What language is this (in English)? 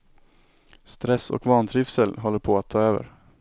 Swedish